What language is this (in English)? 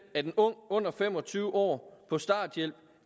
Danish